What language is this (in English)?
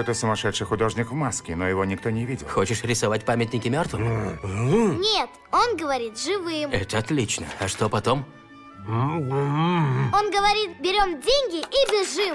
Russian